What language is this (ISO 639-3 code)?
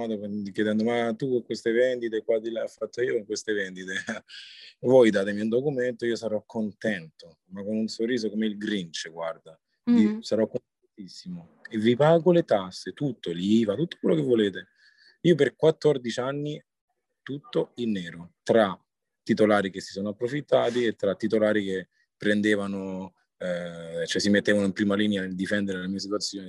ita